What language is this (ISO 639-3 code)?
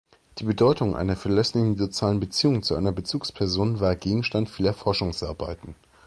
deu